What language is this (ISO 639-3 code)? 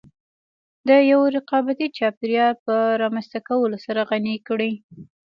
pus